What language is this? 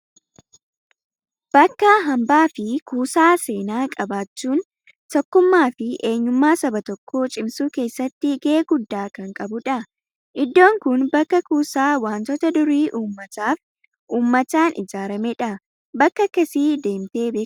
Oromo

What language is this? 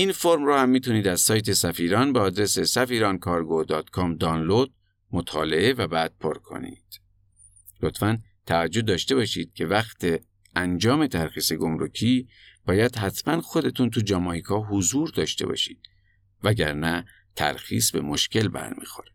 Persian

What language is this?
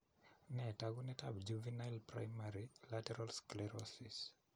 Kalenjin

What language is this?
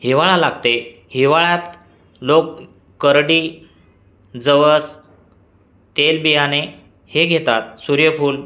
Marathi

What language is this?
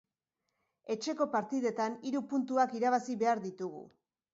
Basque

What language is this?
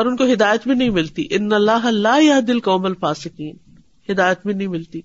Urdu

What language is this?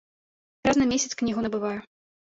Belarusian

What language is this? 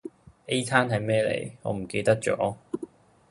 Cantonese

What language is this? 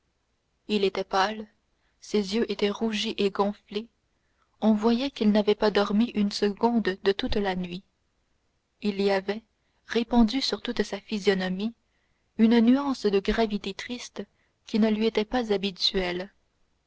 French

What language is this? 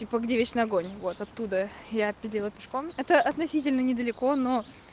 Russian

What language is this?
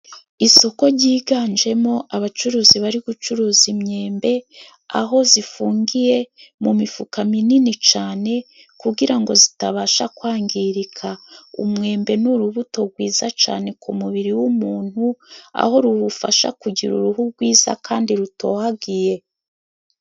Kinyarwanda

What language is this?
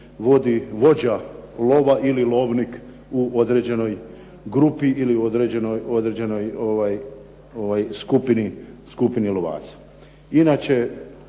Croatian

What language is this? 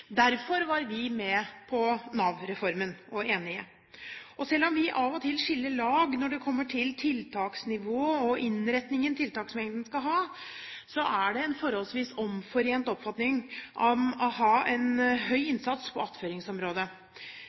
Norwegian Bokmål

